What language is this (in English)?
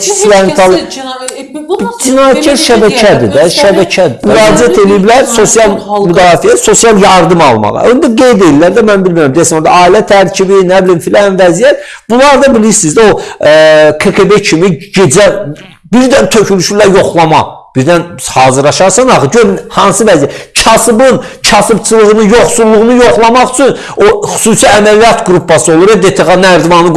Turkish